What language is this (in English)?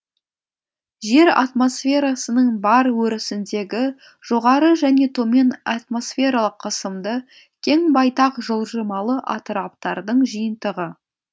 Kazakh